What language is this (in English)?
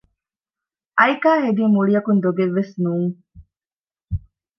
Divehi